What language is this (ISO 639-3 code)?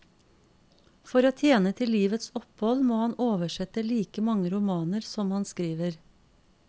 nor